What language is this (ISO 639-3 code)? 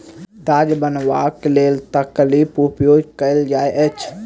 mai